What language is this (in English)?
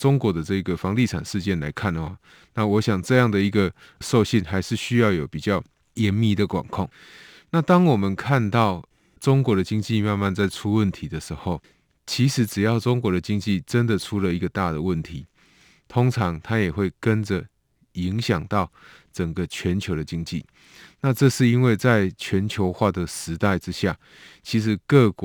Chinese